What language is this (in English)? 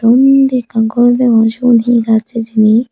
Chakma